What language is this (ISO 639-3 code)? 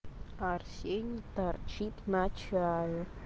rus